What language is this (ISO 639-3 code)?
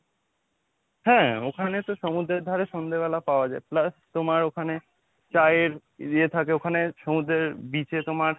ben